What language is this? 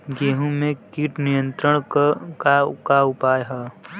Bhojpuri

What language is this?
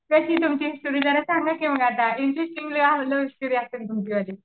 Marathi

